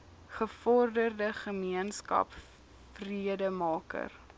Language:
Afrikaans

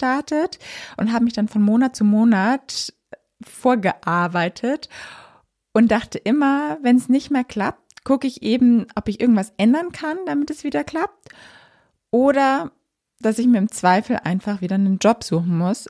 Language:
German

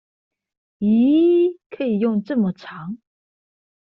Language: Chinese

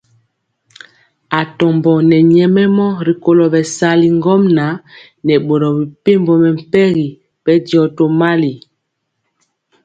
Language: Mpiemo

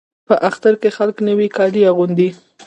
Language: Pashto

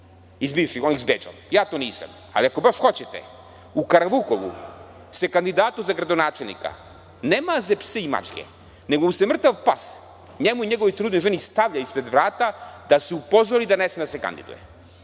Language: Serbian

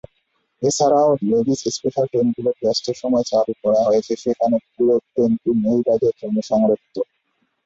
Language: Bangla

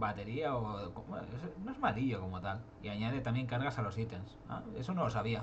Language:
Spanish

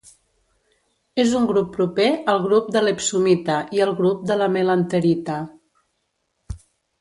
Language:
Catalan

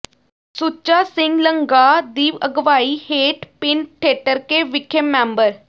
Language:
Punjabi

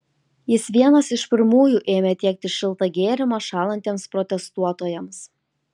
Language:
Lithuanian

